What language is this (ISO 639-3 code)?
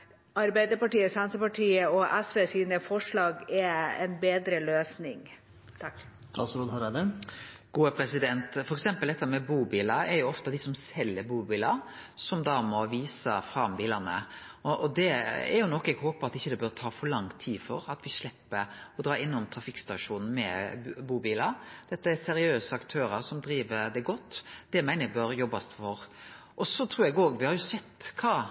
nor